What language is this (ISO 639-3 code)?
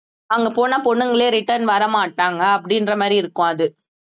tam